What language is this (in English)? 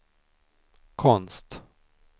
Swedish